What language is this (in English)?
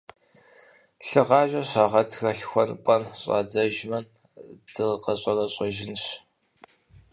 Kabardian